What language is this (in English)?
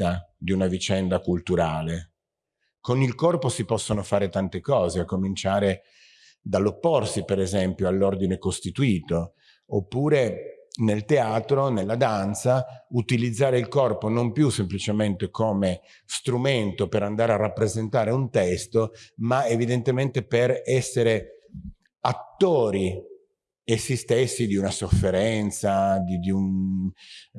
Italian